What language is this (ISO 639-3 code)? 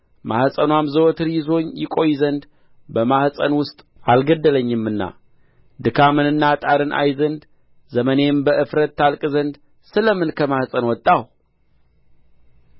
amh